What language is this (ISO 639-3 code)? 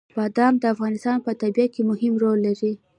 pus